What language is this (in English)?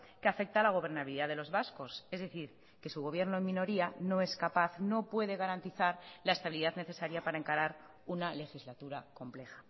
Spanish